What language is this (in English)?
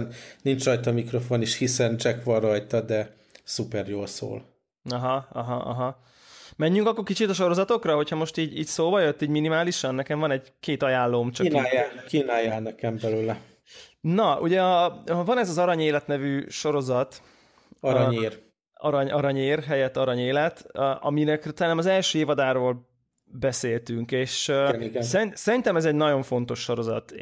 Hungarian